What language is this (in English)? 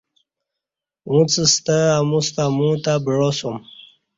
Kati